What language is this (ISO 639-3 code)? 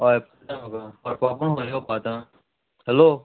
kok